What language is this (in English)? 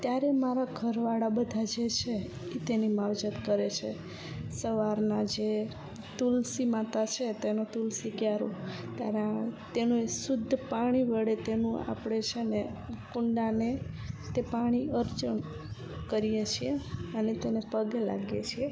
Gujarati